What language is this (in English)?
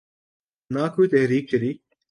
Urdu